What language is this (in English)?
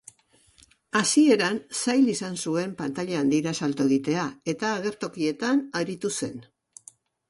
Basque